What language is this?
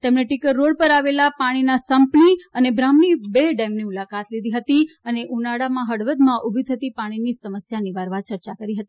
Gujarati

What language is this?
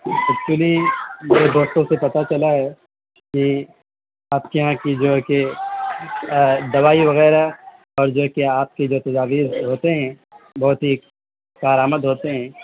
Urdu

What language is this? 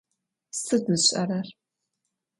Adyghe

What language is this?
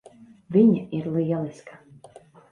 Latvian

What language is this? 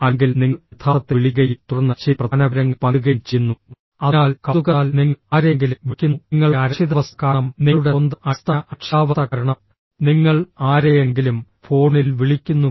Malayalam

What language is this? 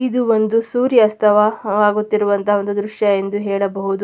Kannada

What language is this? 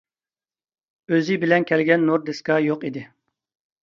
Uyghur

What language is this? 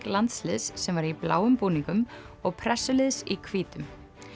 Icelandic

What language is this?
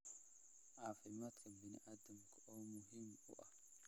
Somali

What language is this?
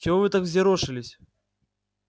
Russian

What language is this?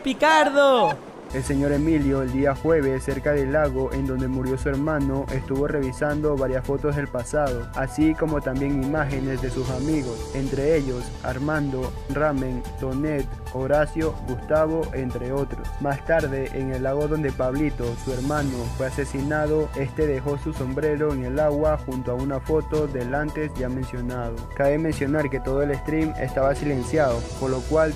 Spanish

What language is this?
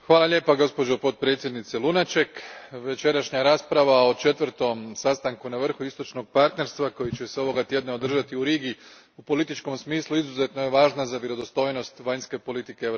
Croatian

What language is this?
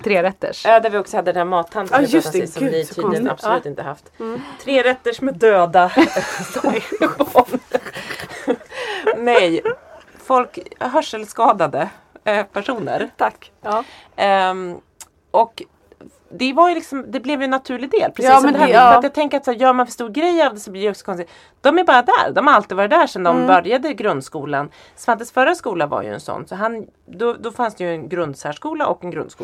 Swedish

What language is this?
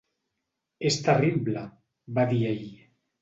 Catalan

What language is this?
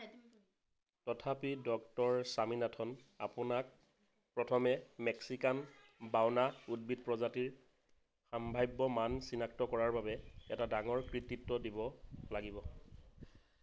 Assamese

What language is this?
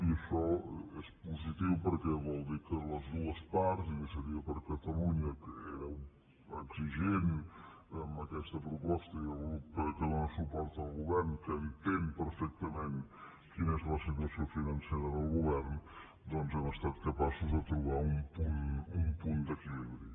Catalan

